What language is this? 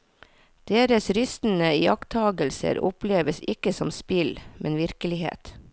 Norwegian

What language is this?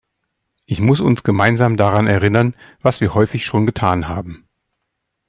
German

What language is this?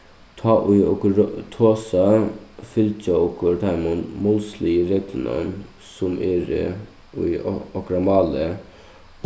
Faroese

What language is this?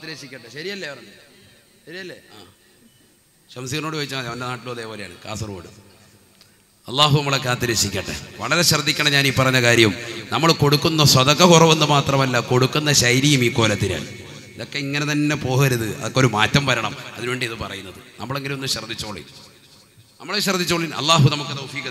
Arabic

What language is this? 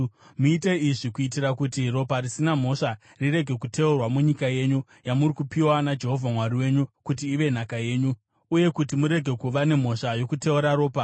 Shona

